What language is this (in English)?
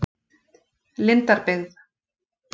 Icelandic